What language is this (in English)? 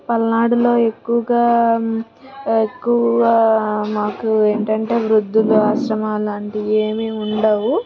Telugu